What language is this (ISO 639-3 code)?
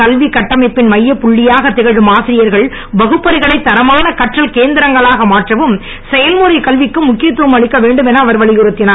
tam